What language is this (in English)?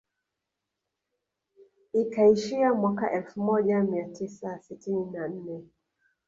Swahili